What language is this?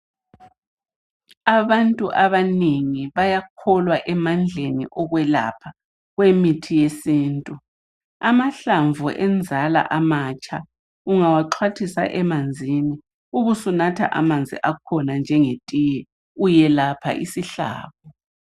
North Ndebele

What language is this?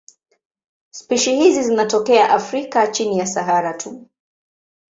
Swahili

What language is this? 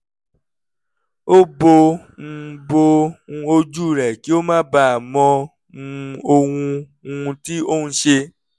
Yoruba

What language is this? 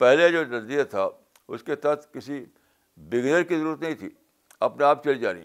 Urdu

